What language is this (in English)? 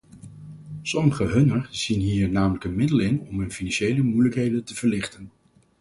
Dutch